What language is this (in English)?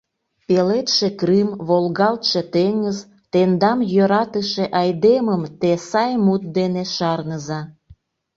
Mari